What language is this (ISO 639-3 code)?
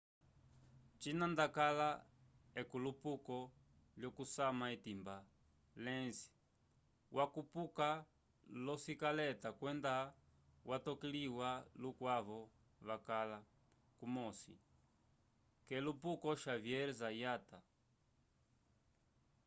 umb